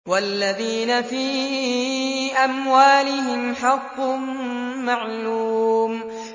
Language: Arabic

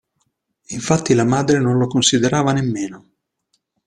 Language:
Italian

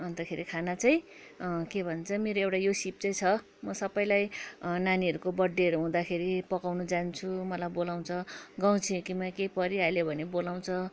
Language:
Nepali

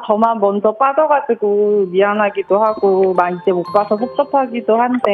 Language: Korean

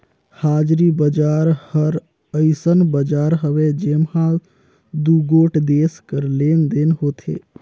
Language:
Chhattisgarhi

